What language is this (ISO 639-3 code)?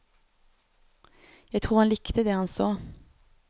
nor